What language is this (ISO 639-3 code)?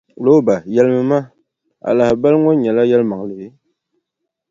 dag